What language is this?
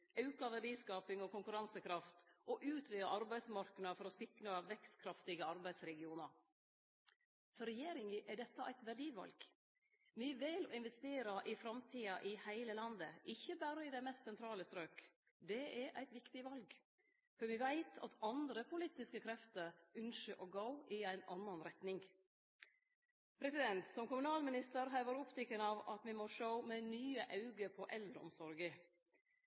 Norwegian Nynorsk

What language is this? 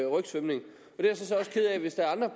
Danish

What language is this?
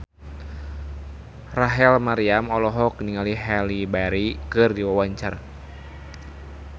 Sundanese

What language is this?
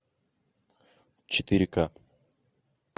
Russian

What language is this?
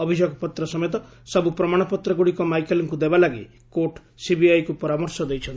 Odia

